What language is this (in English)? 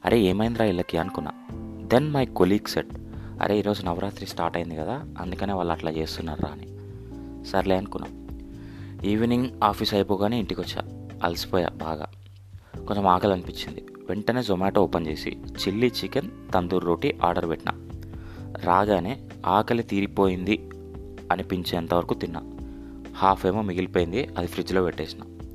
Telugu